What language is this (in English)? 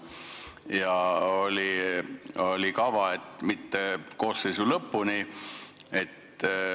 Estonian